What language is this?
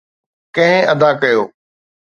Sindhi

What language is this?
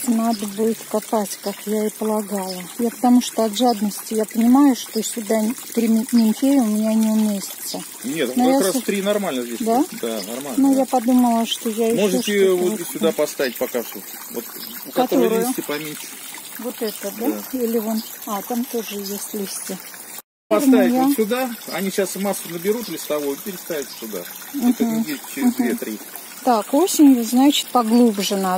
Russian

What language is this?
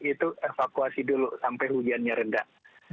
Indonesian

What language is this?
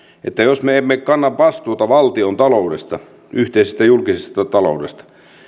Finnish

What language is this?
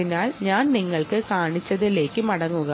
Malayalam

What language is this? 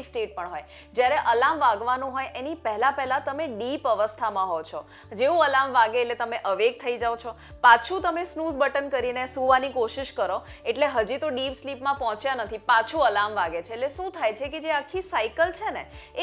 Hindi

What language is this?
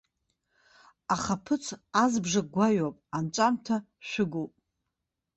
Abkhazian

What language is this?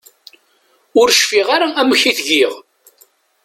Kabyle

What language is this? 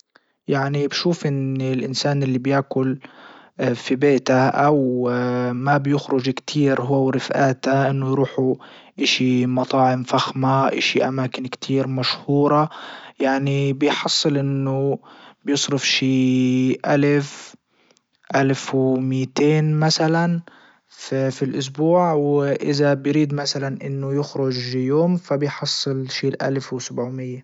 Libyan Arabic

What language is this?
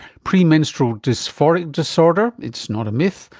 English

